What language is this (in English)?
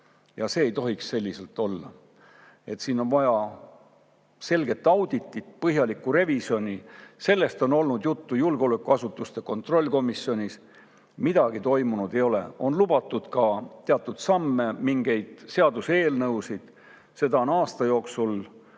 Estonian